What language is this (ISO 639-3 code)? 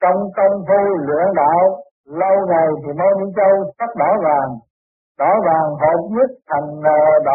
vie